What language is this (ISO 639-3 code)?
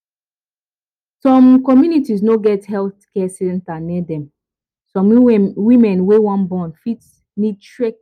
pcm